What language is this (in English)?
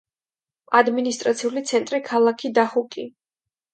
Georgian